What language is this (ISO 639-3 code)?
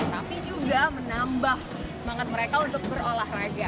ind